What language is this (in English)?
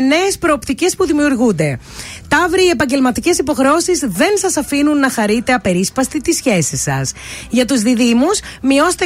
Greek